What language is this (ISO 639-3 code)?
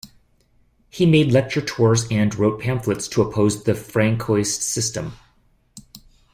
eng